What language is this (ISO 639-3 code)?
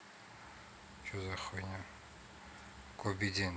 rus